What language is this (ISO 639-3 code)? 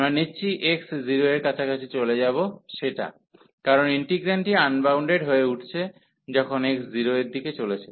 ben